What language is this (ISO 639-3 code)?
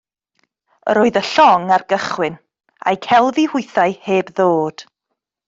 cym